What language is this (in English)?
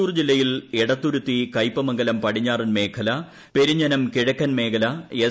Malayalam